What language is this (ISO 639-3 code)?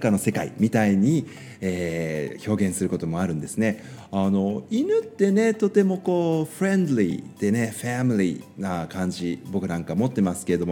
jpn